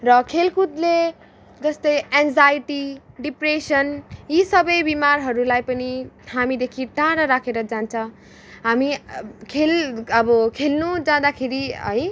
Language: Nepali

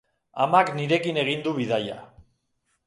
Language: Basque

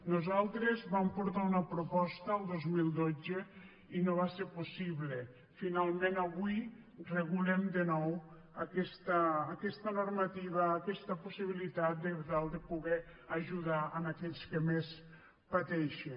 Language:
Catalan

